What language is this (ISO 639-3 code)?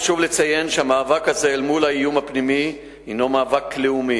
heb